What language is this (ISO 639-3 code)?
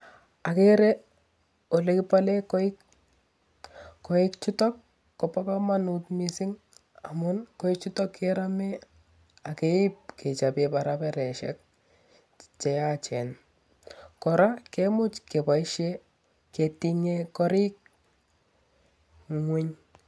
kln